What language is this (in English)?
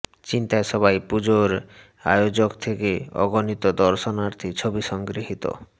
Bangla